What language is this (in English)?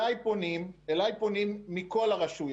Hebrew